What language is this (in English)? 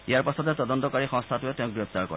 Assamese